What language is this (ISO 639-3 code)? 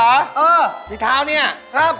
tha